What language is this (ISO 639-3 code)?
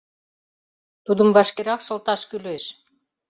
chm